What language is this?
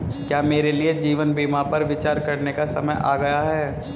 Hindi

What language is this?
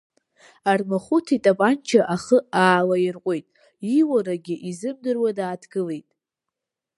Abkhazian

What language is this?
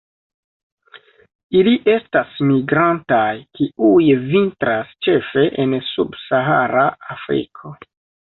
Esperanto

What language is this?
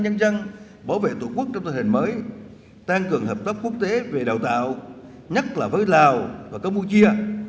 Vietnamese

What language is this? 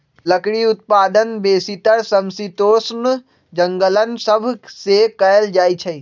Magahi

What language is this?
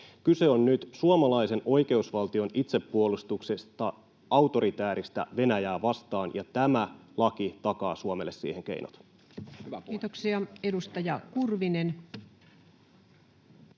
Finnish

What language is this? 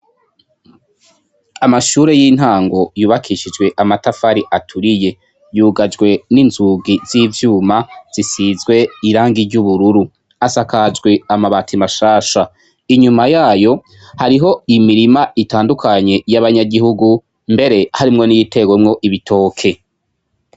Rundi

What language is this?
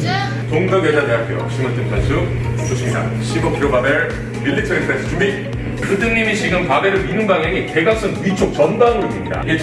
Korean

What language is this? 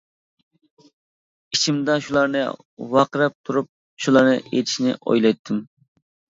Uyghur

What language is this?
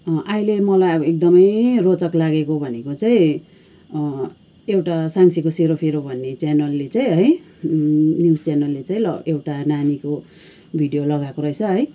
Nepali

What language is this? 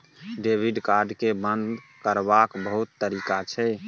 Maithili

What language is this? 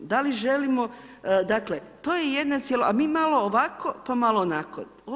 Croatian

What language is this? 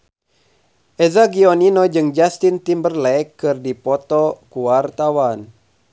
Sundanese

